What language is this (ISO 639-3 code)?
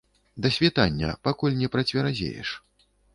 bel